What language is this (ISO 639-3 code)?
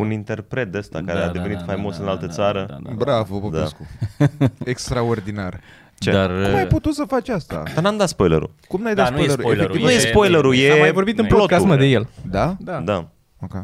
ron